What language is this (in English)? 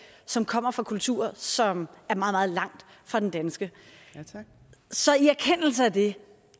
Danish